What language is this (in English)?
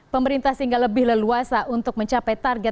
Indonesian